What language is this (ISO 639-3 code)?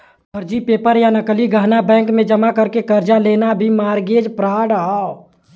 bho